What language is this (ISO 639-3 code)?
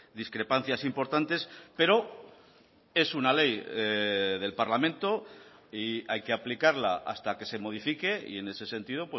spa